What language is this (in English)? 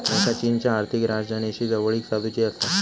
Marathi